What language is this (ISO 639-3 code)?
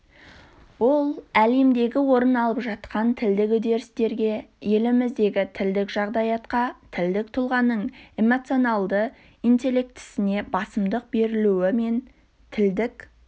kaz